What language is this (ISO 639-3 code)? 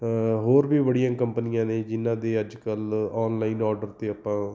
pan